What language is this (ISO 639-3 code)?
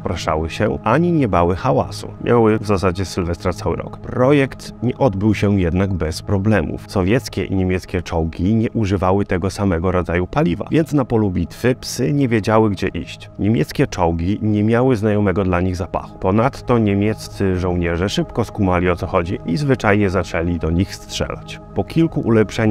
pol